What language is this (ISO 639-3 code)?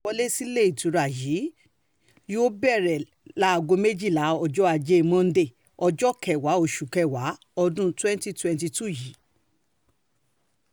yor